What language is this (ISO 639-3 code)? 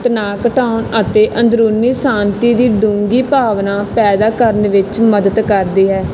pan